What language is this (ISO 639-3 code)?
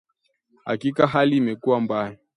swa